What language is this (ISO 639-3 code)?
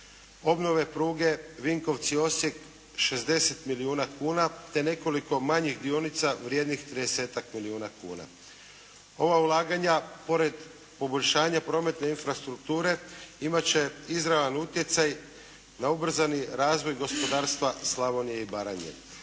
hrv